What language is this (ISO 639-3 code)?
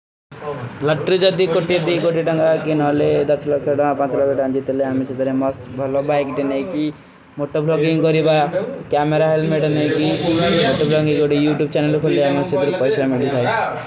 uki